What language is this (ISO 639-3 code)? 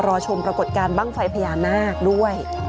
tha